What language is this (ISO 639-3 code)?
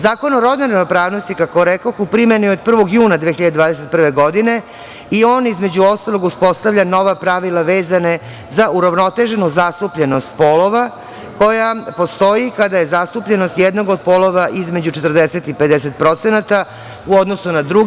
srp